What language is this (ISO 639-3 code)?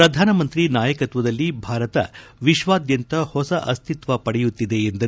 kan